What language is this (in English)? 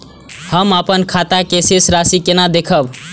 Maithili